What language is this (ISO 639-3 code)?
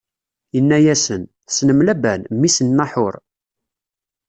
kab